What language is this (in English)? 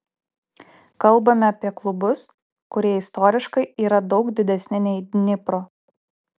Lithuanian